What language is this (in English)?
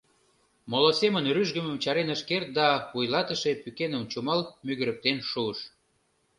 Mari